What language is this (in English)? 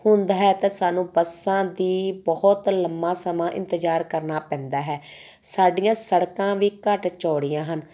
Punjabi